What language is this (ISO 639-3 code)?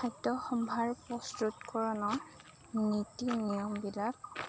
asm